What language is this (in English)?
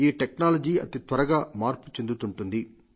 Telugu